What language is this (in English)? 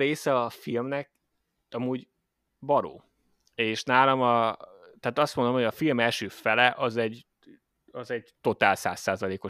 Hungarian